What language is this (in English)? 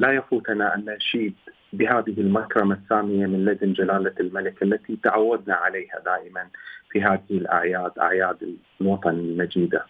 Arabic